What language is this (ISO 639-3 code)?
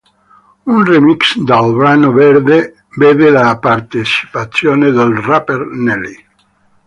ita